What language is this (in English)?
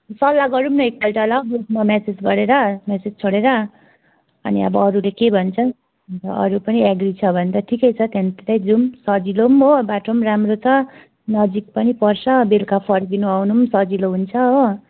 Nepali